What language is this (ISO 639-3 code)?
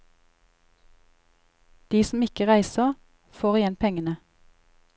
nor